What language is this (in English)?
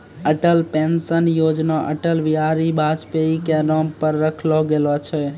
Maithili